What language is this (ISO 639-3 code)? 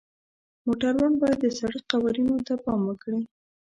pus